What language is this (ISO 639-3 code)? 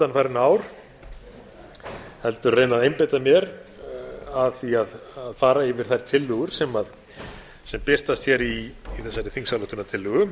isl